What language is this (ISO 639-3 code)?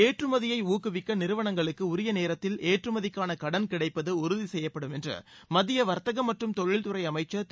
tam